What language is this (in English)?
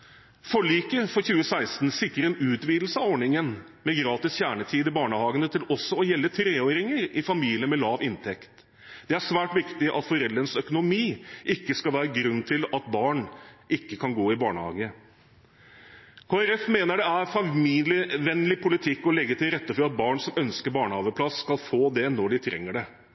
Norwegian Bokmål